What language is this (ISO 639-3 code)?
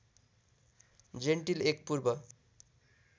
nep